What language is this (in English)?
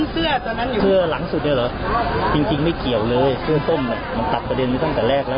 Thai